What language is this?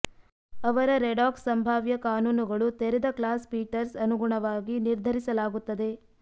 Kannada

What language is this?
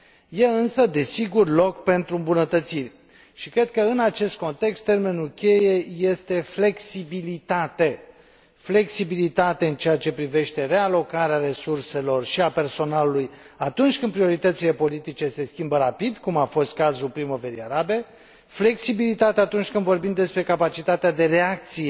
Romanian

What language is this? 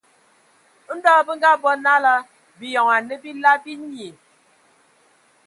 Ewondo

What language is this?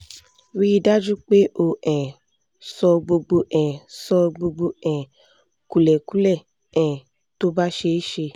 Yoruba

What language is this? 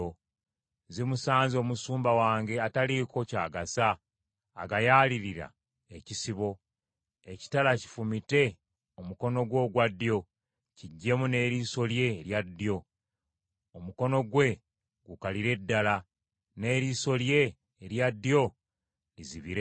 Ganda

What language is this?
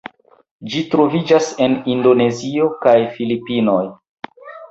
Esperanto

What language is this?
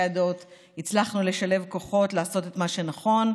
Hebrew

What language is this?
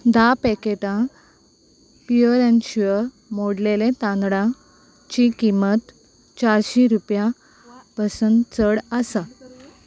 Konkani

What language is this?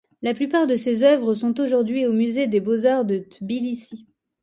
French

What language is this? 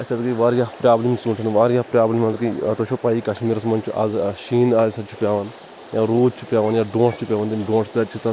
Kashmiri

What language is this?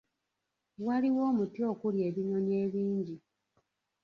Ganda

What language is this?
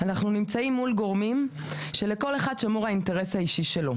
Hebrew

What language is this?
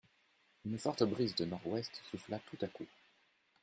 French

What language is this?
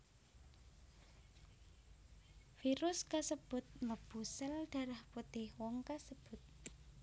Javanese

